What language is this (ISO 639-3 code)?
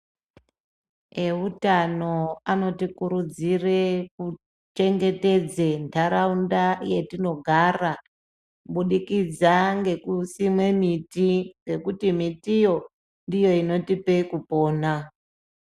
ndc